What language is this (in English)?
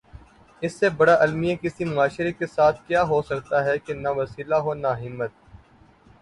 Urdu